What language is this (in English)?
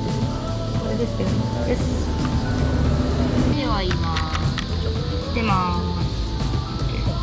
Japanese